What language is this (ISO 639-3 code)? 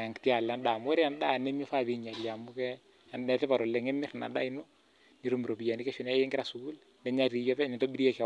mas